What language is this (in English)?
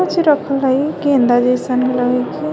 Magahi